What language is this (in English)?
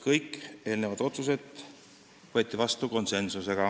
Estonian